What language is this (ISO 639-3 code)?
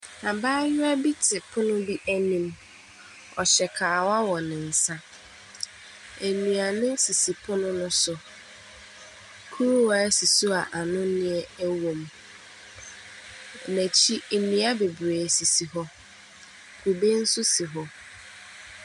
aka